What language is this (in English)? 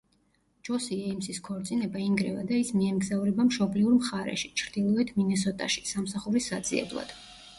Georgian